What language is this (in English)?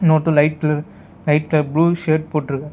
Tamil